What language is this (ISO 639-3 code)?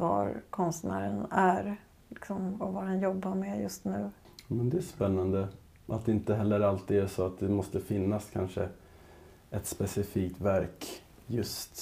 swe